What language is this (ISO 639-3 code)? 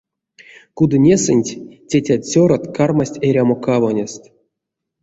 myv